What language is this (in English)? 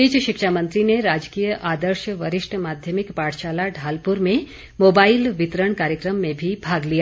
Hindi